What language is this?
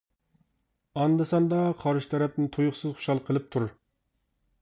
Uyghur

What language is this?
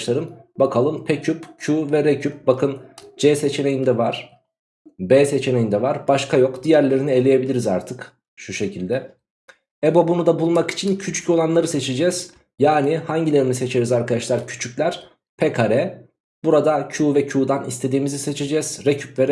Turkish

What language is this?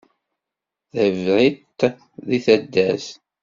Kabyle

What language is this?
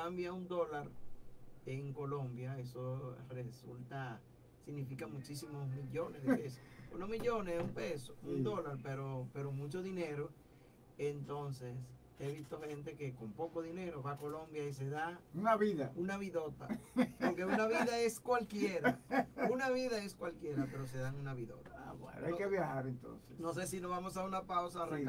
Spanish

